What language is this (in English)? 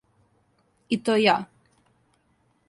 Serbian